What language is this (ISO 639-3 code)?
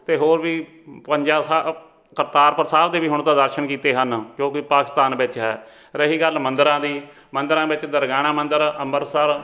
pan